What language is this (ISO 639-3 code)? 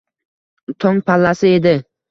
uzb